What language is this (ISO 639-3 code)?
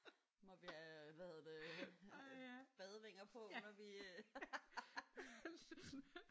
dan